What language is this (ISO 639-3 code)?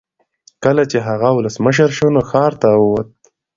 pus